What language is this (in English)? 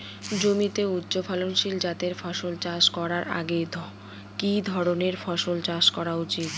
Bangla